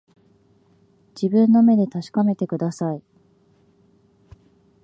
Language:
Japanese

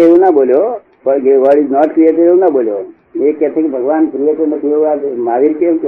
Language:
Gujarati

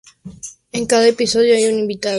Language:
Spanish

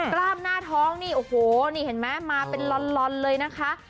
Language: Thai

